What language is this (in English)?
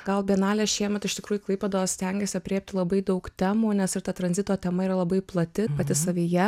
Lithuanian